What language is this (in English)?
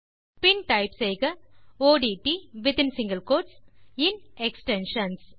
Tamil